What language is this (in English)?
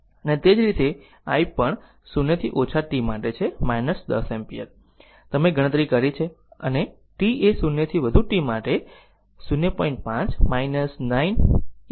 Gujarati